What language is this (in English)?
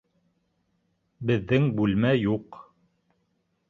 Bashkir